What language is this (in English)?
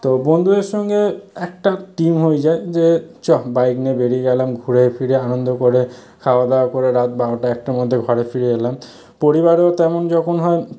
Bangla